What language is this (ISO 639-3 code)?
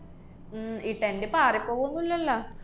mal